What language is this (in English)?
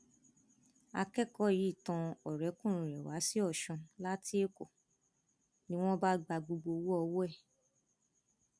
Yoruba